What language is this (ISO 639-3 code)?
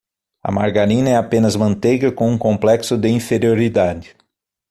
por